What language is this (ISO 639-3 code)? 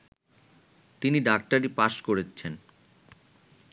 ben